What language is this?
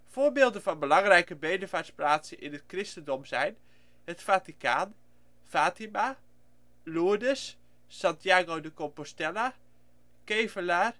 Dutch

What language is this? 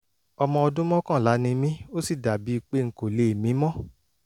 Yoruba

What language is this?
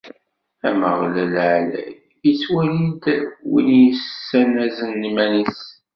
Kabyle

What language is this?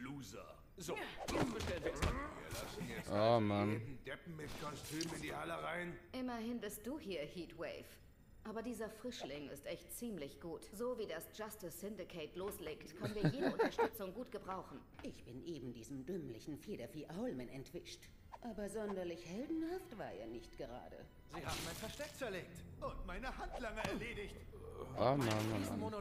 German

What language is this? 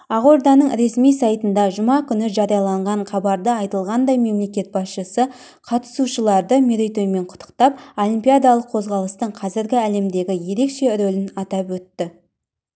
Kazakh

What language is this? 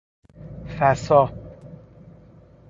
Persian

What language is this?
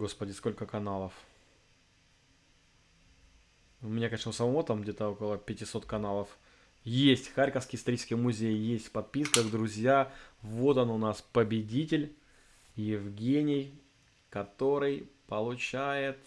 Russian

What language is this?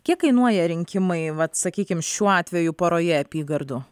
Lithuanian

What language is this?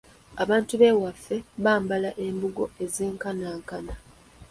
Ganda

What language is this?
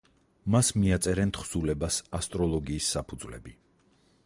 Georgian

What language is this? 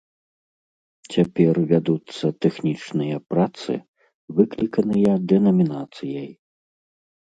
Belarusian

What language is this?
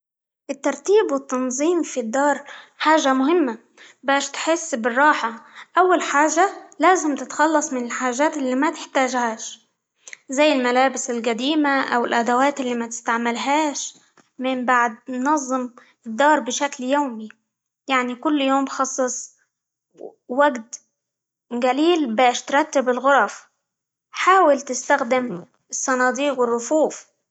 Libyan Arabic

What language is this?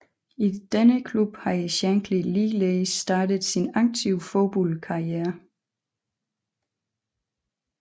Danish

